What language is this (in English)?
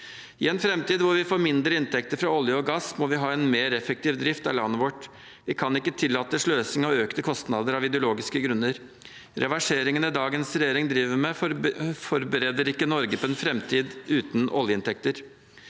Norwegian